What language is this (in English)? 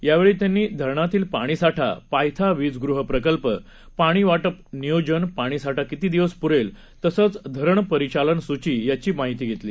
Marathi